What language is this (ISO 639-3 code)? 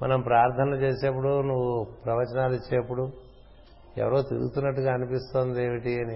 tel